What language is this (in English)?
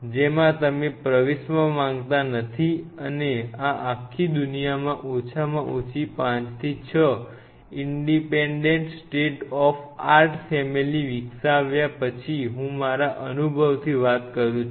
Gujarati